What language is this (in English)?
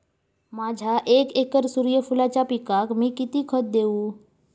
Marathi